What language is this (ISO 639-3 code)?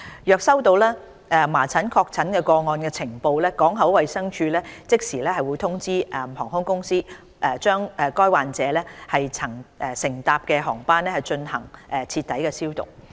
yue